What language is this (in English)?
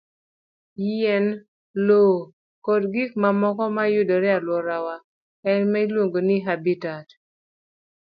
Luo (Kenya and Tanzania)